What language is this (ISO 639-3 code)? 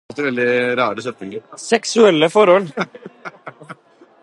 nob